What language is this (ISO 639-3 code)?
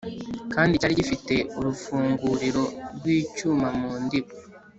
kin